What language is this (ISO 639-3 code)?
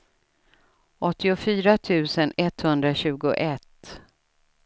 swe